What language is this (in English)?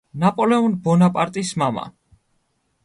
Georgian